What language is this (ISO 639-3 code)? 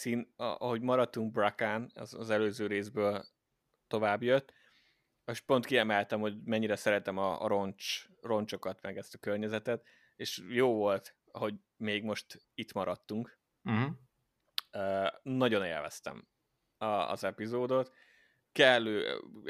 hun